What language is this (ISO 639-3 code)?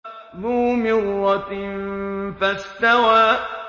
ara